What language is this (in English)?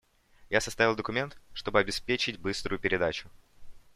Russian